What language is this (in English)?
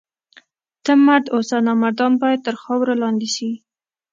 Pashto